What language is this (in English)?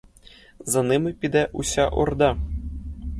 Ukrainian